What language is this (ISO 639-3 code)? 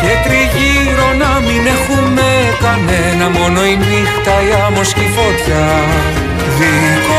ell